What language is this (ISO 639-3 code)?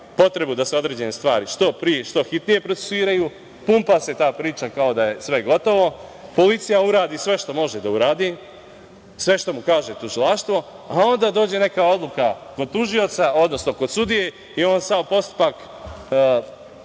srp